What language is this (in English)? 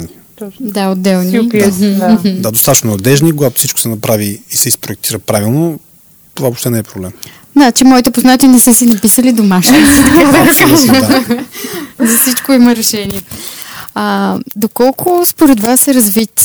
Bulgarian